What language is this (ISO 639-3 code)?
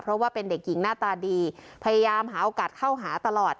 tha